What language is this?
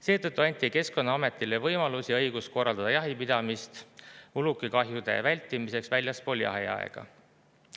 Estonian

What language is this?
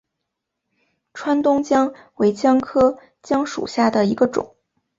Chinese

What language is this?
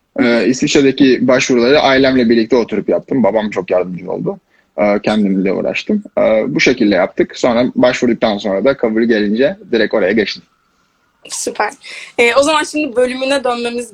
Turkish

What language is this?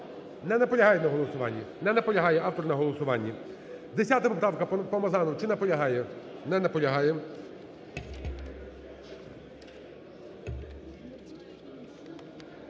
Ukrainian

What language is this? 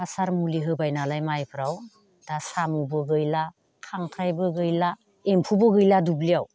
Bodo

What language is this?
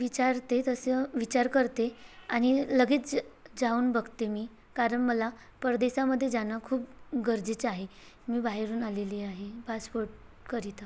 Marathi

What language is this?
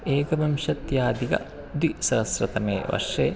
Sanskrit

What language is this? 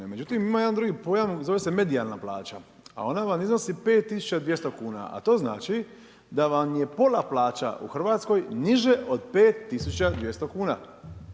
Croatian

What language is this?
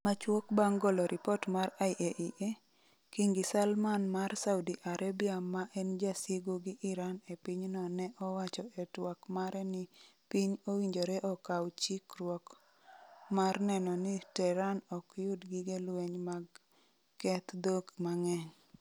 Luo (Kenya and Tanzania)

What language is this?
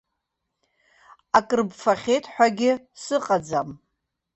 Abkhazian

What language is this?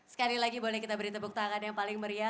Indonesian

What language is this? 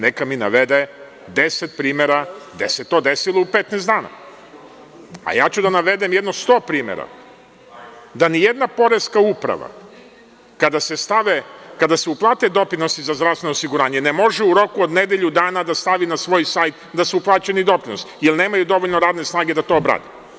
Serbian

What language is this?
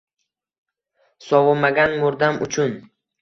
Uzbek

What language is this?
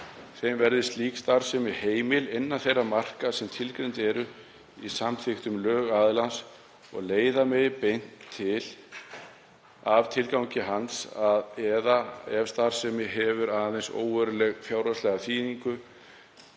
Icelandic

